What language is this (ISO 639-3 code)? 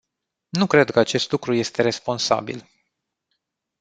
ron